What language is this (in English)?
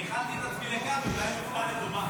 Hebrew